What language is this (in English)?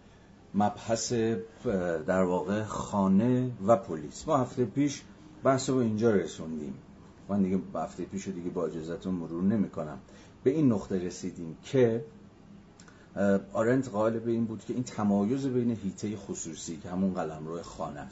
Persian